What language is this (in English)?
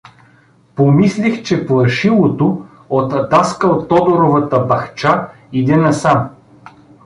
Bulgarian